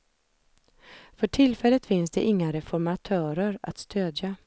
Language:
Swedish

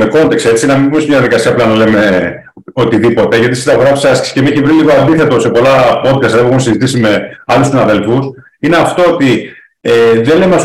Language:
Greek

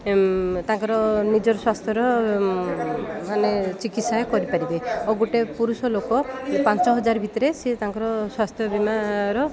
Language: Odia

